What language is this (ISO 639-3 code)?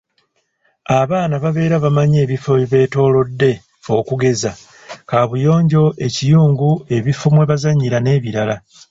lug